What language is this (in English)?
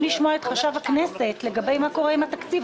Hebrew